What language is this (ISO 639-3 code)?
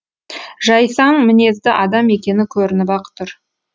kaz